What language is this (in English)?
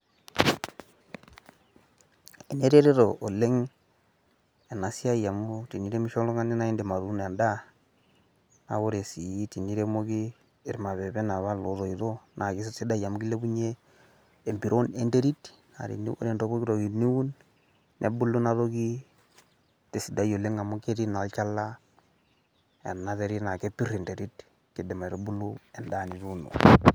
Masai